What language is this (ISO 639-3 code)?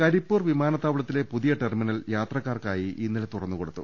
mal